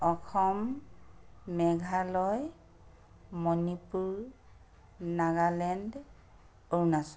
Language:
Assamese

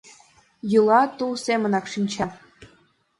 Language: Mari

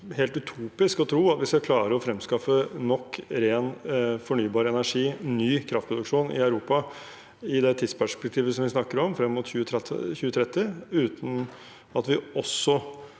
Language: Norwegian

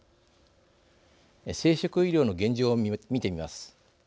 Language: Japanese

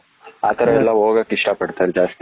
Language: Kannada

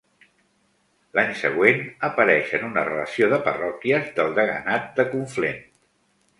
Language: Catalan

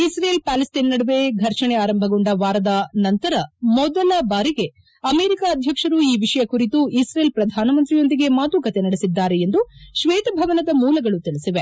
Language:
Kannada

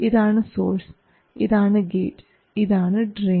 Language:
Malayalam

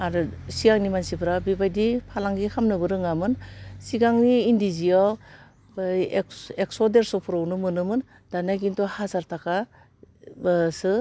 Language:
Bodo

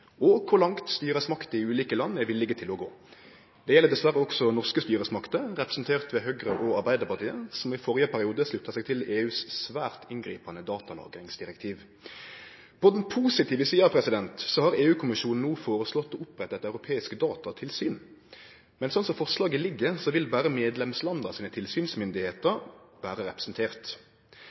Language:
Norwegian Nynorsk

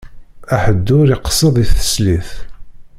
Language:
Kabyle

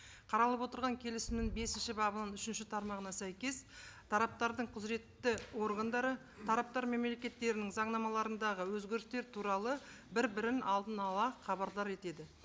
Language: Kazakh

